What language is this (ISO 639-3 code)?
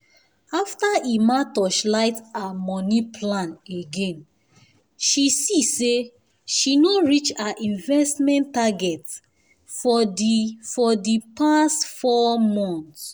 pcm